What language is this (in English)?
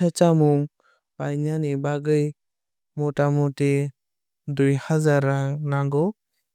Kok Borok